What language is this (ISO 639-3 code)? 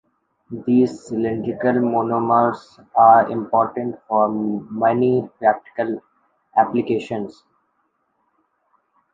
eng